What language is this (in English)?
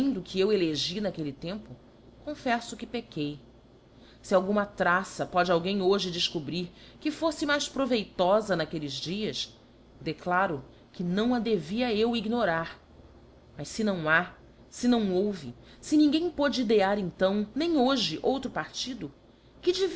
Portuguese